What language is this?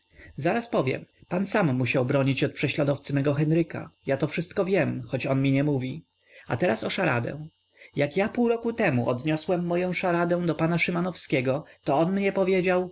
Polish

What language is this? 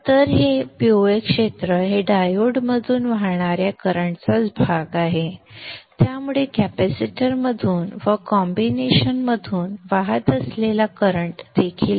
Marathi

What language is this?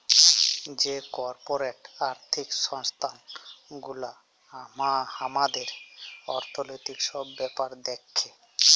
Bangla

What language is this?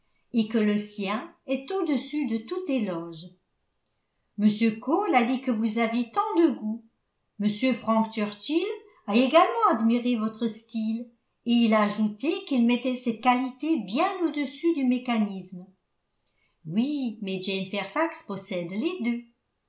French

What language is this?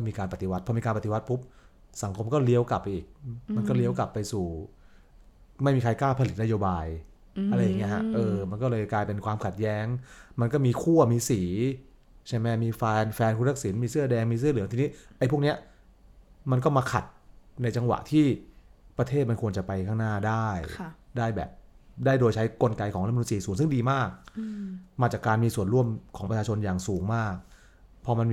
Thai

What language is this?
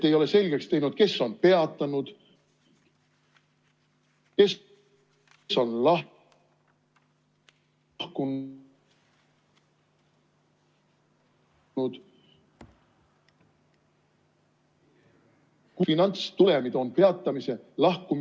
Estonian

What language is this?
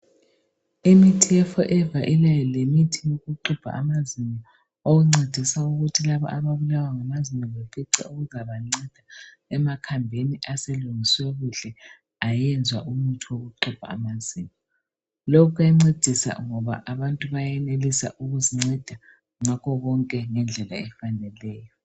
North Ndebele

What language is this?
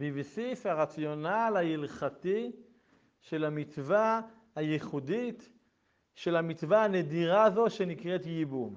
Hebrew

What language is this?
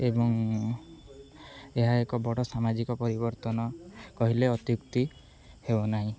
Odia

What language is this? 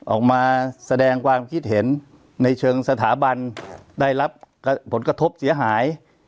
Thai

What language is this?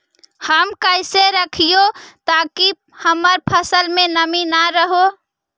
Magahi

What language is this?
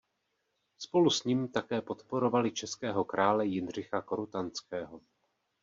Czech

